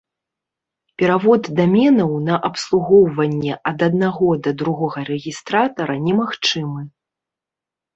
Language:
Belarusian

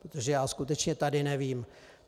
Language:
Czech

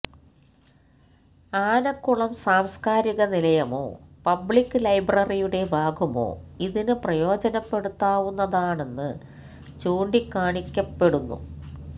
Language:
Malayalam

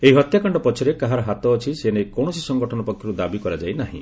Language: Odia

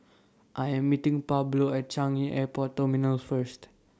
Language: English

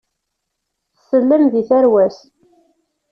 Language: Kabyle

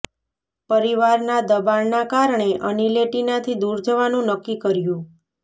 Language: Gujarati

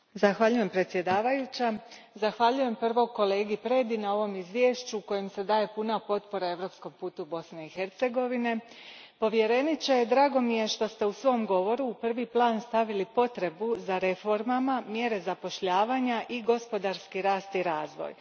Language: Croatian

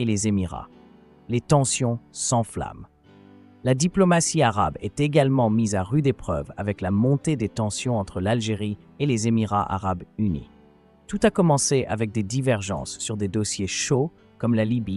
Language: French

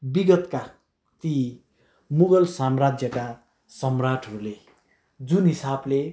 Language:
Nepali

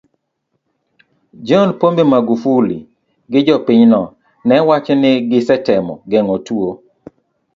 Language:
Luo (Kenya and Tanzania)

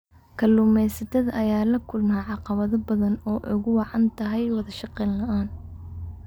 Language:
Somali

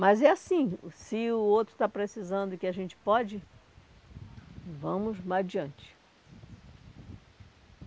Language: Portuguese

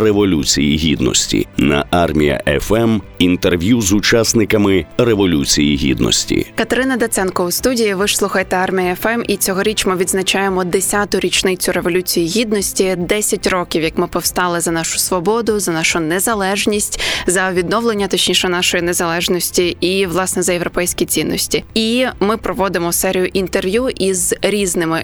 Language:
Ukrainian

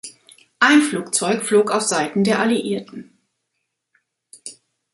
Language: German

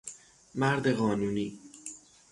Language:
Persian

